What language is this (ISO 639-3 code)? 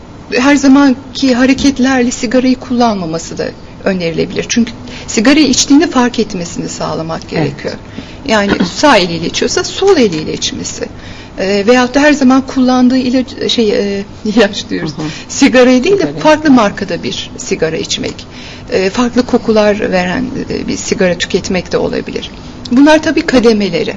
tur